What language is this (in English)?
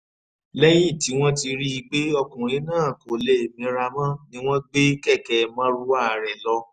Yoruba